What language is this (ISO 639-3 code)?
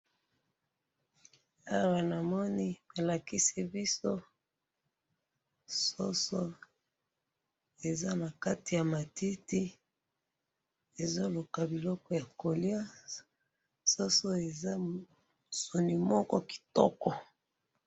lin